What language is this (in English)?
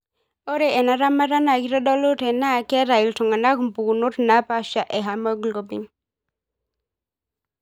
Masai